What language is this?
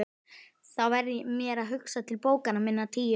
Icelandic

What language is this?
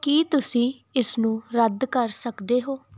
Punjabi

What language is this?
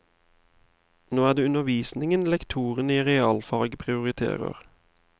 Norwegian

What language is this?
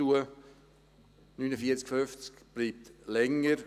Swiss German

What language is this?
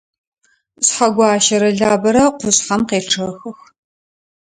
Adyghe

